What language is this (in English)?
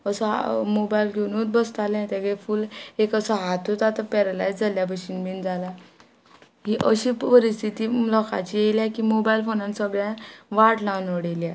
Konkani